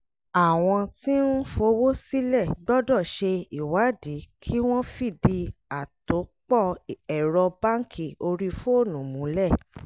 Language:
Yoruba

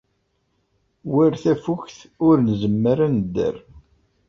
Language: Kabyle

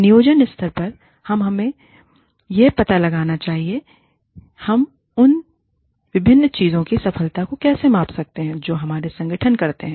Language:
Hindi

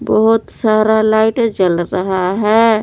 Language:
Hindi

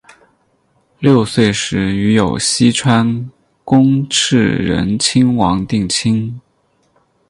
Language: Chinese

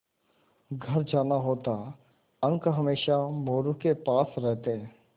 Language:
Hindi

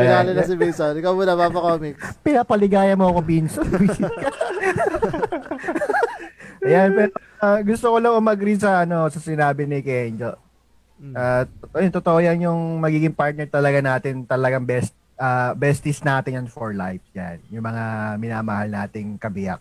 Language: Filipino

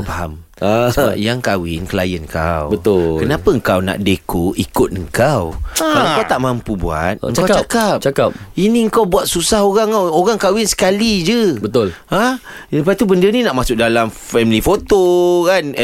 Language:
Malay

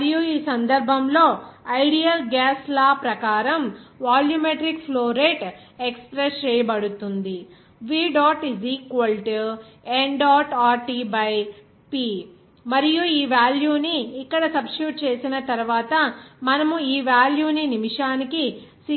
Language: Telugu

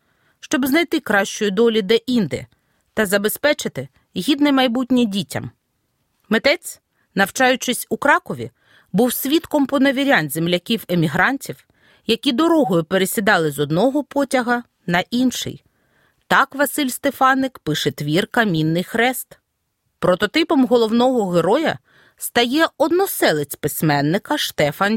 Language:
Ukrainian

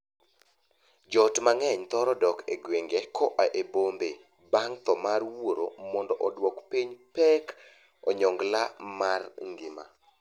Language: Luo (Kenya and Tanzania)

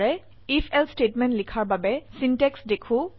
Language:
Assamese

